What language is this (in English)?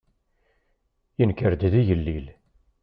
Kabyle